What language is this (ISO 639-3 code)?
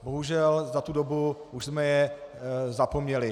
ces